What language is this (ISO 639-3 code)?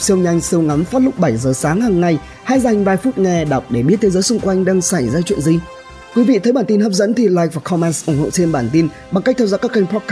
vie